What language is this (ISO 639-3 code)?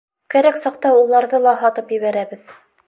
bak